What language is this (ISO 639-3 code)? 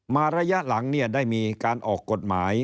tha